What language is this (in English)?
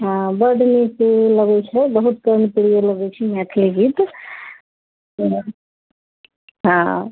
Maithili